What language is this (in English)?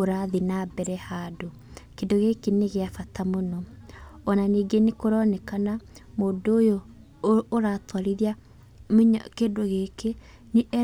Kikuyu